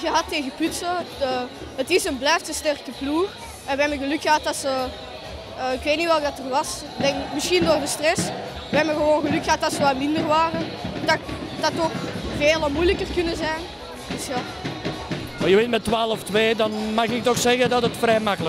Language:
Dutch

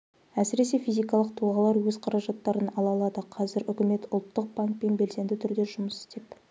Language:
Kazakh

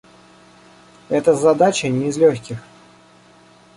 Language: Russian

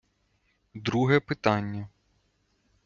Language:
Ukrainian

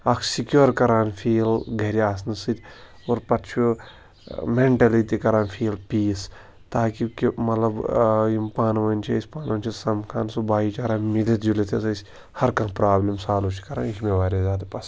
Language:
Kashmiri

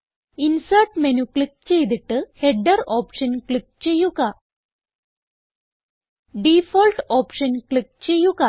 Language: Malayalam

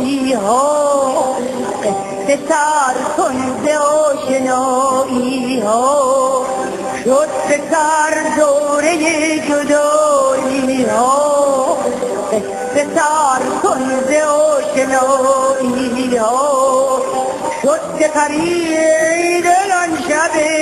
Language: Indonesian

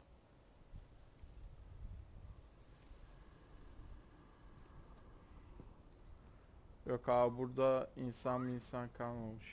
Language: Turkish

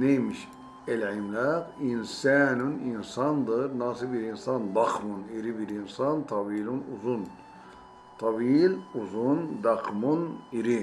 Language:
Turkish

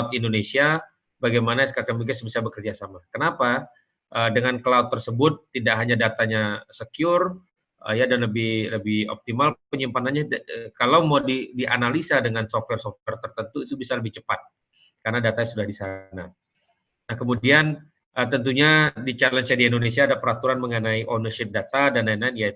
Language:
Indonesian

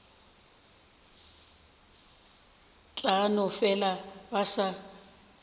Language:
Northern Sotho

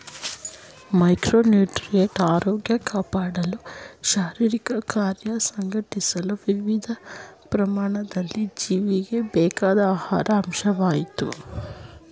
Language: Kannada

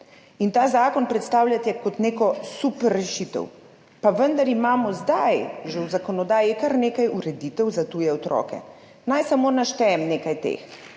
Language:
Slovenian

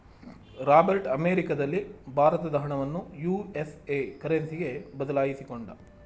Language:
Kannada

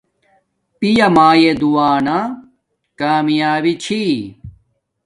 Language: Domaaki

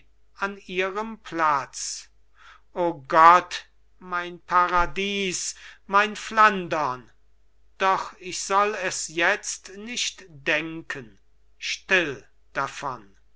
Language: German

